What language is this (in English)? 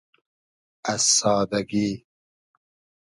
Hazaragi